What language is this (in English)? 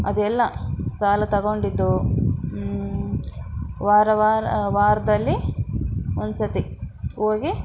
Kannada